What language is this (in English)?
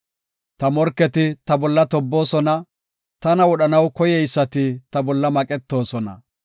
Gofa